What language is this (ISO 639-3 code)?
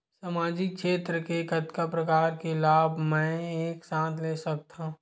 hne